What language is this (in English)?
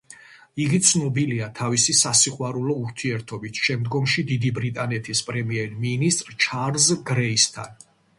Georgian